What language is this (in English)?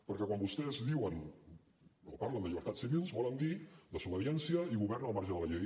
Catalan